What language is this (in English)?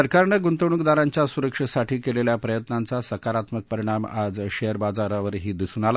Marathi